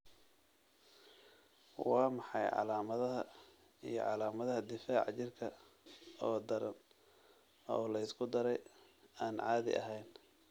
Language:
Somali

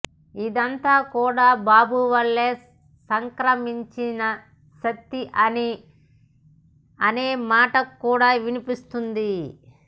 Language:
Telugu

